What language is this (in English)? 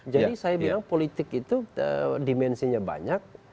Indonesian